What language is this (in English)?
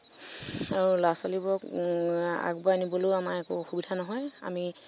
Assamese